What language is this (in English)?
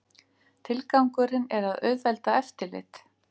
Icelandic